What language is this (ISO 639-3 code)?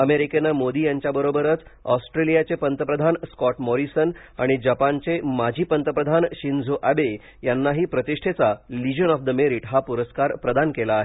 mar